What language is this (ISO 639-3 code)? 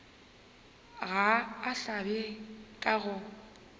nso